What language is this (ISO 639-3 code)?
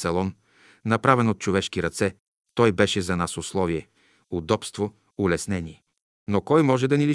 bul